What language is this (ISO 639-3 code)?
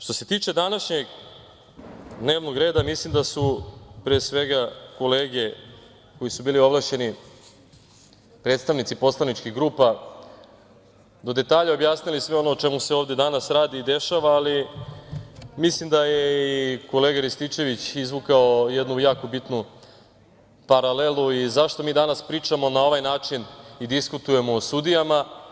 srp